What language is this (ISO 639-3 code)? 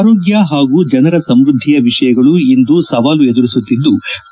kan